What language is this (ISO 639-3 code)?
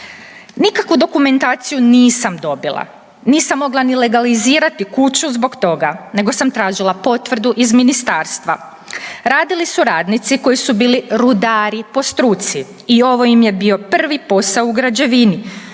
hrv